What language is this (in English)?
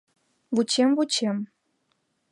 Mari